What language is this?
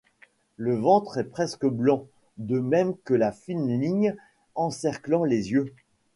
French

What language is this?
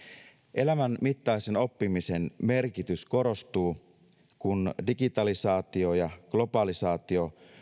Finnish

